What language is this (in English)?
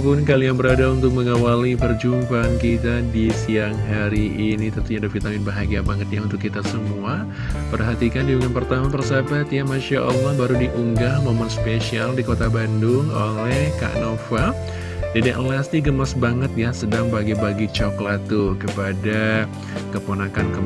Indonesian